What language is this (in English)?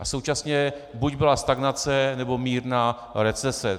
Czech